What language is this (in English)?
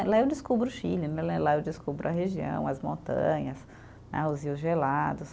Portuguese